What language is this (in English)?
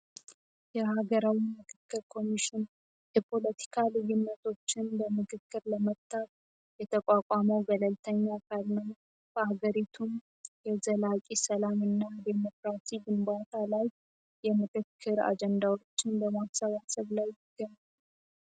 Amharic